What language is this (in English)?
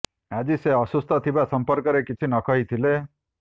Odia